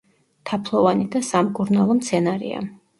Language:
Georgian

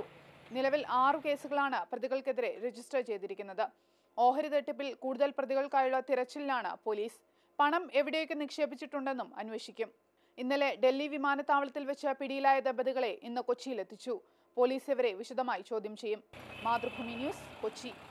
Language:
Japanese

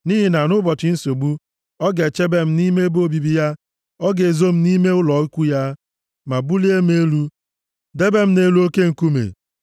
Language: Igbo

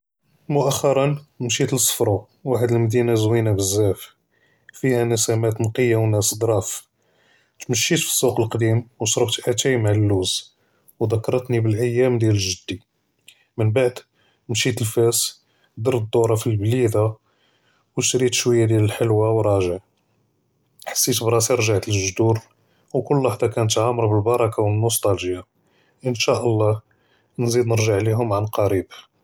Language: Judeo-Arabic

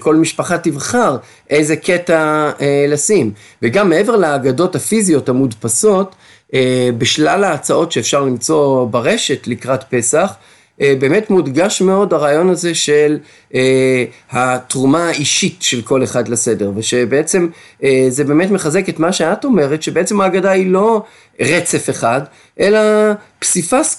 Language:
Hebrew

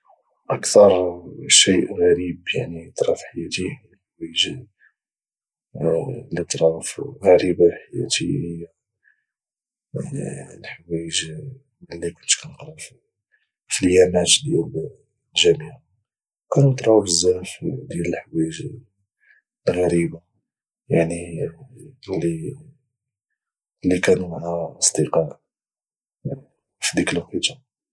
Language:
Moroccan Arabic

